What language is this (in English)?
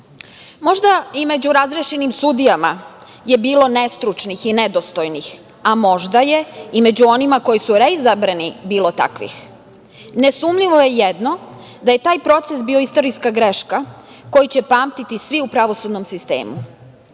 Serbian